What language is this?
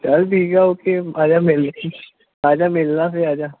Punjabi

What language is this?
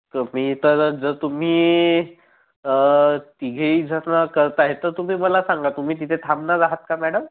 Marathi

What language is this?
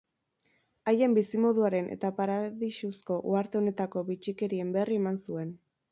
Basque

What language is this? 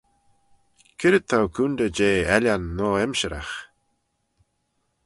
Manx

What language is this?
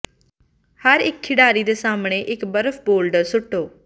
Punjabi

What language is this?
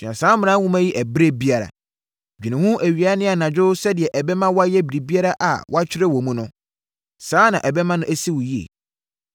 Akan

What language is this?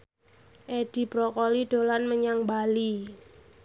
Javanese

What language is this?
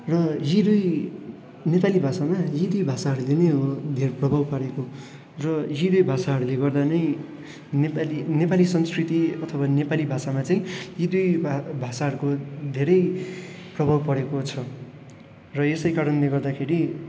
Nepali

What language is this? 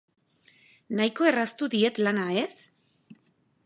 Basque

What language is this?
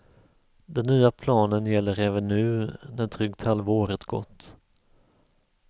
Swedish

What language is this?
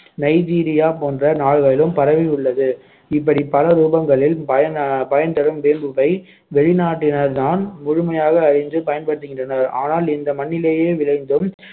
Tamil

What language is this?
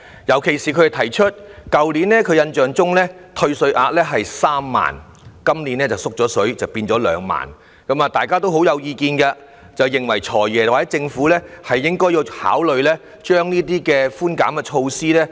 Cantonese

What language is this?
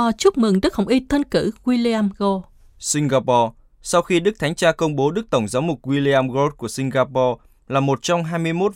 Vietnamese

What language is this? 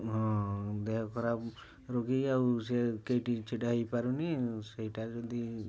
Odia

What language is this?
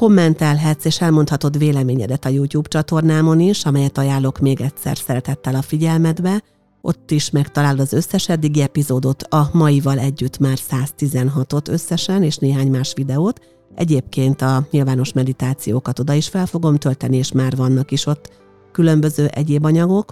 Hungarian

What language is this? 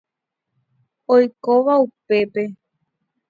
Guarani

